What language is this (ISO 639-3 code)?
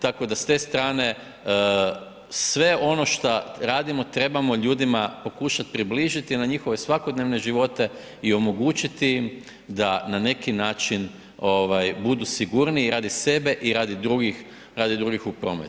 hrv